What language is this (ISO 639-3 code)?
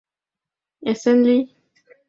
chm